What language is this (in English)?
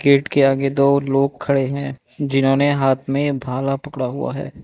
Hindi